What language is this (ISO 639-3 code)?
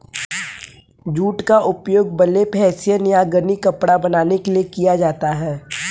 hin